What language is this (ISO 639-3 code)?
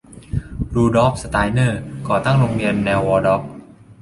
tha